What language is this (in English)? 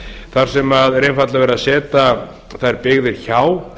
Icelandic